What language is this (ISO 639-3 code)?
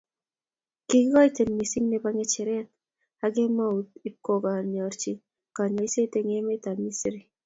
kln